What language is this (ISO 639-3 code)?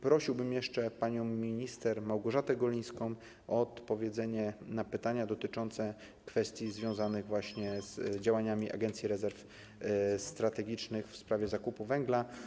pol